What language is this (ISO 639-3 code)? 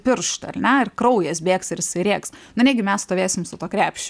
lit